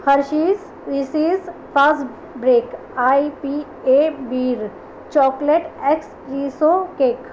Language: Urdu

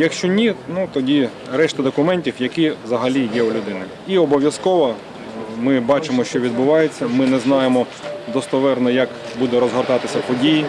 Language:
Ukrainian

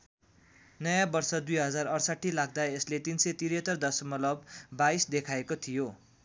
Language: Nepali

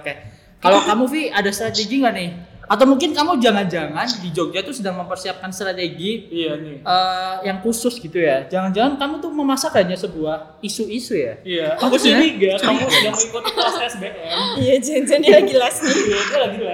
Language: Indonesian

